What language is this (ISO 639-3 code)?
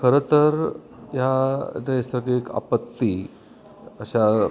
mar